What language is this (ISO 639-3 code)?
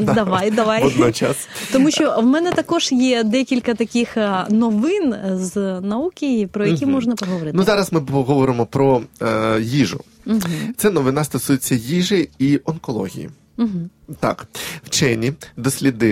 ukr